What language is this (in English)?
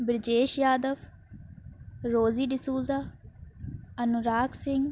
Urdu